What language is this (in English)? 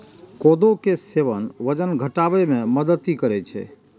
Maithili